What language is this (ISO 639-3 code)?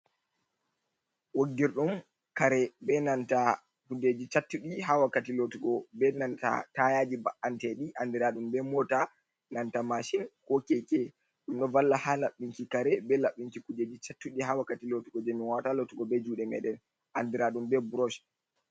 ful